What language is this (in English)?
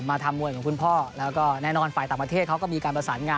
Thai